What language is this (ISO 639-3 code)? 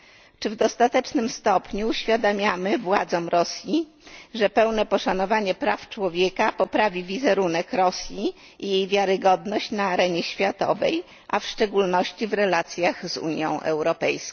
pol